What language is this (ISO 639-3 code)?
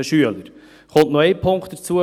gsw